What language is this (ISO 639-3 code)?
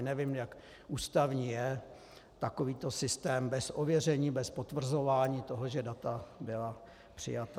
ces